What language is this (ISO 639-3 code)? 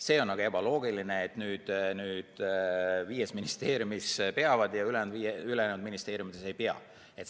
est